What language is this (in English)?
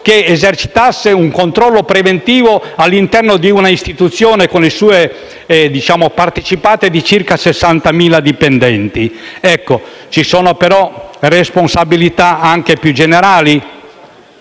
Italian